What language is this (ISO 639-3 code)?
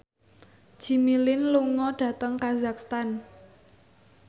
jav